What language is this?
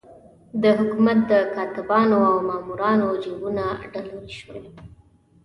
Pashto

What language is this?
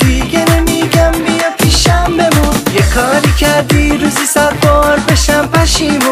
Persian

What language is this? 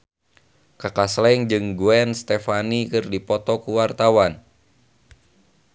Sundanese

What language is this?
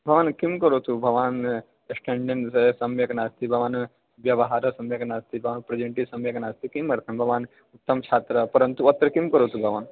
Sanskrit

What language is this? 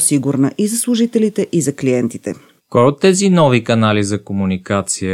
Bulgarian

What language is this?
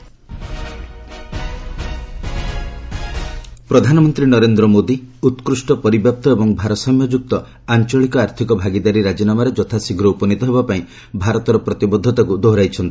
Odia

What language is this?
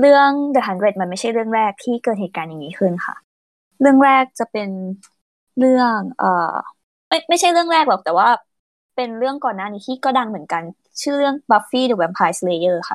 Thai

